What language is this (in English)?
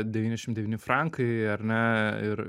Lithuanian